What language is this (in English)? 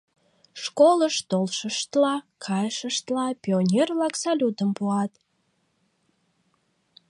Mari